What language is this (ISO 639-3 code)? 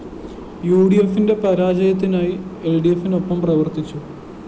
mal